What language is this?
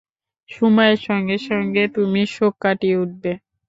Bangla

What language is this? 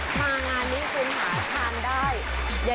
Thai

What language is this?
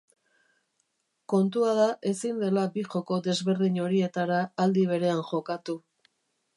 Basque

